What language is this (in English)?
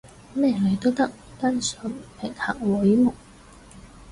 Cantonese